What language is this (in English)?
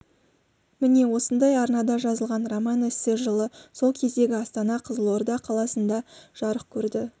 Kazakh